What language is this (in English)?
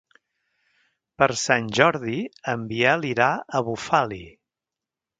Catalan